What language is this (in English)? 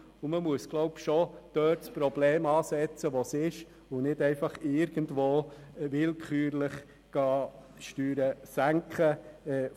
Swiss German